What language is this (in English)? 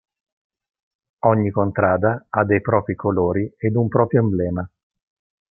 Italian